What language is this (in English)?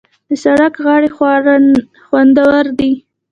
Pashto